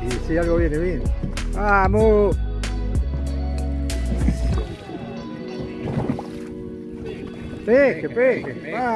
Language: Spanish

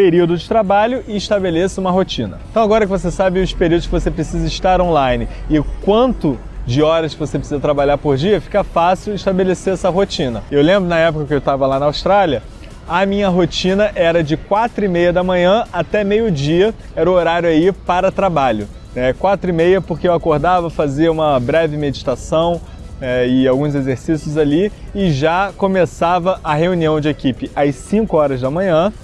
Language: Portuguese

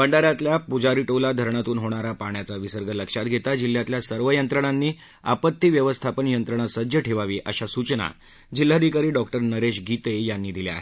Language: Marathi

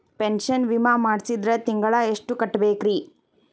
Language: Kannada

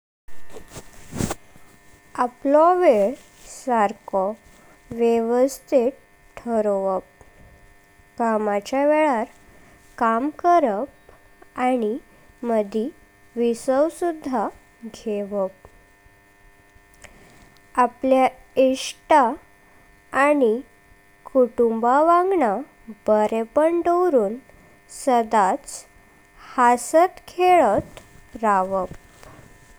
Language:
Konkani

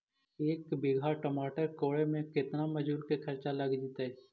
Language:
Magahi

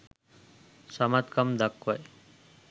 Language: Sinhala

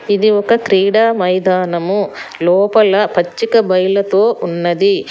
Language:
Telugu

